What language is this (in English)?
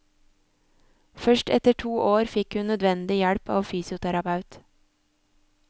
Norwegian